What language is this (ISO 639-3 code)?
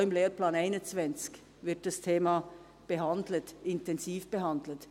gsw